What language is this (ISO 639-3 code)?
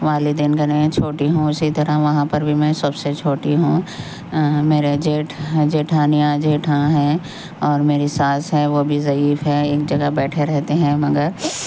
urd